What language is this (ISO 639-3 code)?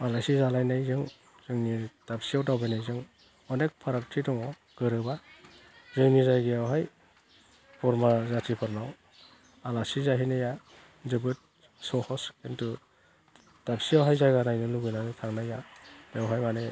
brx